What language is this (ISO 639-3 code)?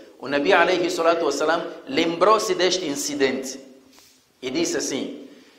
por